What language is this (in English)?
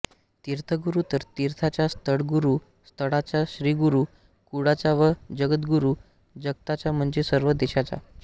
Marathi